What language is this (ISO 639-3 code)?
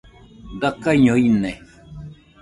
hux